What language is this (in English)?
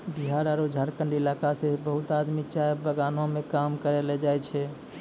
Maithili